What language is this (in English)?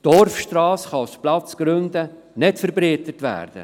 Swiss German